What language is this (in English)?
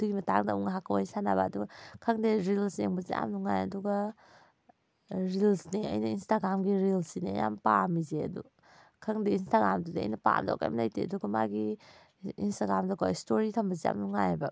Manipuri